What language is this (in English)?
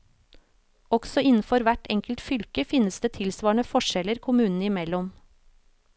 Norwegian